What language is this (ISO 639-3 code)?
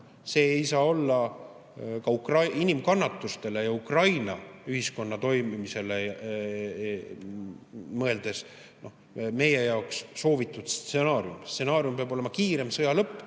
est